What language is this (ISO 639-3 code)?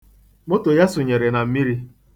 ibo